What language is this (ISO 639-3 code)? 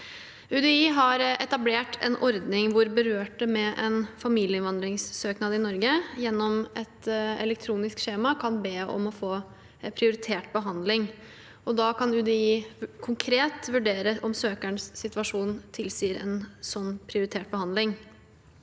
nor